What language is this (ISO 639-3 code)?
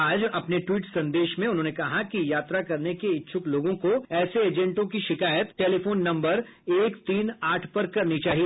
hin